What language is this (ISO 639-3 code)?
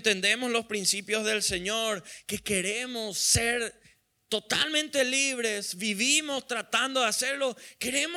spa